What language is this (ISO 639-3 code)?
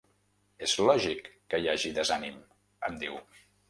cat